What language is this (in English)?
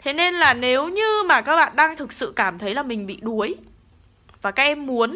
Vietnamese